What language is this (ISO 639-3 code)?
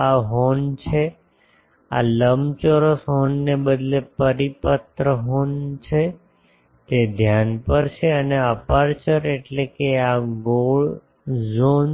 guj